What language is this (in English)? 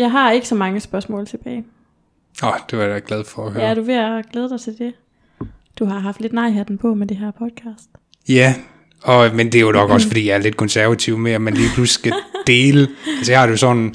Danish